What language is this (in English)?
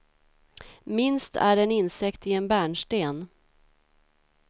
Swedish